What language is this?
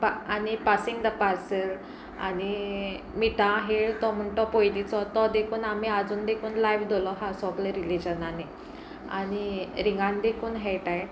Konkani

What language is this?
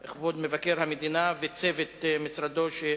Hebrew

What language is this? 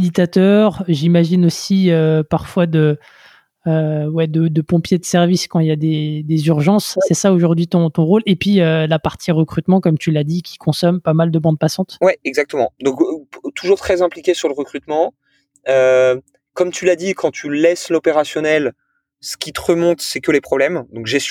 French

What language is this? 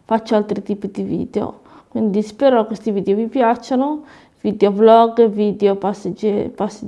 Italian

